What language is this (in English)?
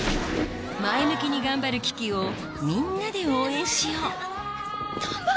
Japanese